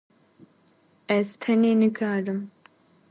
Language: Kurdish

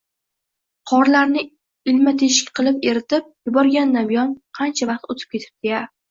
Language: Uzbek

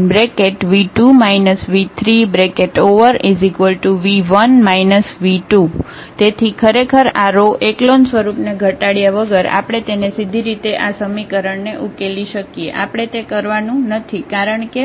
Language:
Gujarati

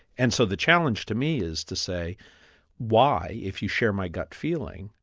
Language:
English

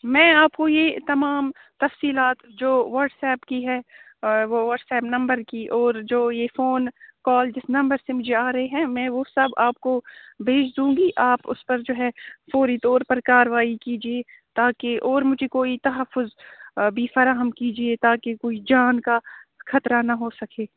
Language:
Urdu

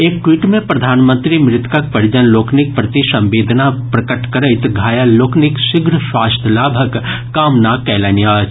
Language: Maithili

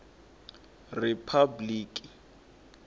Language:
Tsonga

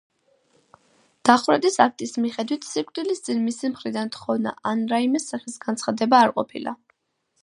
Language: Georgian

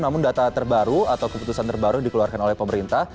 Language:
Indonesian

